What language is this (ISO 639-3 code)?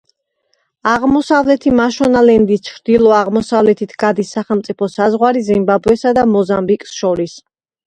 kat